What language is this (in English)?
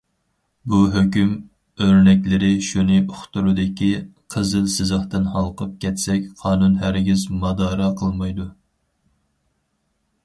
Uyghur